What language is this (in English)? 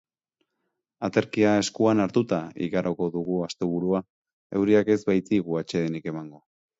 Basque